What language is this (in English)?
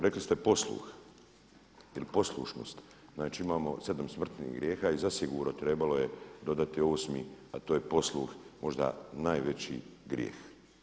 Croatian